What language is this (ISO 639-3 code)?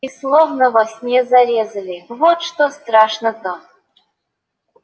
rus